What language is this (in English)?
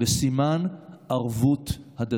Hebrew